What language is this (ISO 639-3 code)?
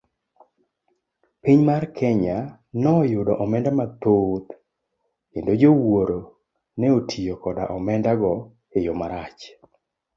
luo